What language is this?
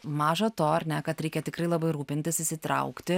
Lithuanian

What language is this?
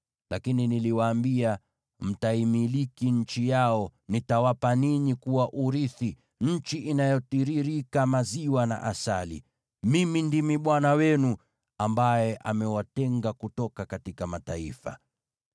Swahili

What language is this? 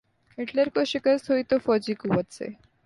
Urdu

